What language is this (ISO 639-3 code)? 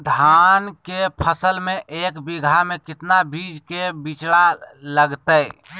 mag